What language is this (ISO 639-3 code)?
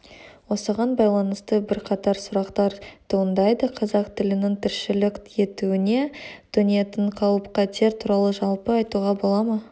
kaz